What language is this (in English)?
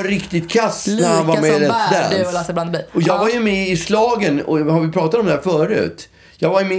Swedish